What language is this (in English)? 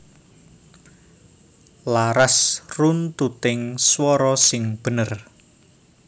Javanese